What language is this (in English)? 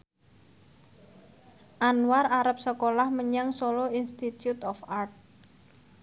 Javanese